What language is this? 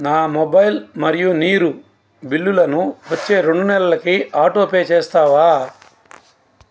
Telugu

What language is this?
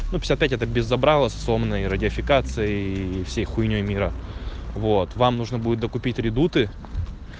Russian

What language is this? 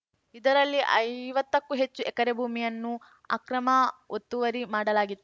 Kannada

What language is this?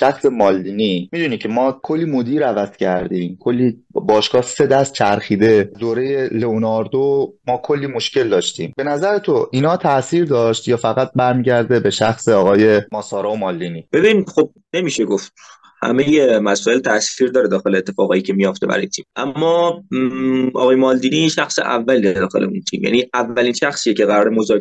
Persian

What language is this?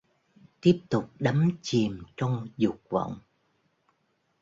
Vietnamese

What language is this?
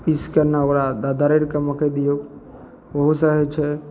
Maithili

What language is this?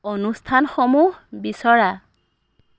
Assamese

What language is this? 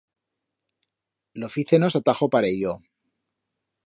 Aragonese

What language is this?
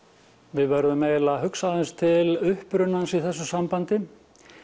Icelandic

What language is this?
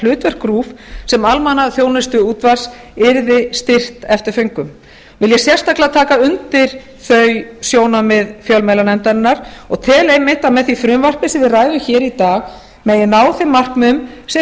Icelandic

